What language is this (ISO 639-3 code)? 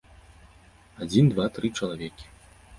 bel